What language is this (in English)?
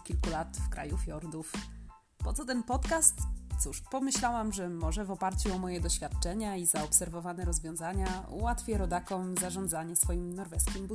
Polish